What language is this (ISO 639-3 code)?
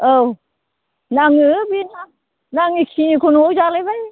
brx